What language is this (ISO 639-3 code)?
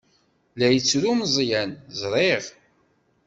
kab